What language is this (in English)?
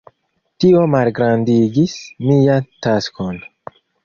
Esperanto